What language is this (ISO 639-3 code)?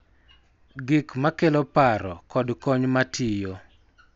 luo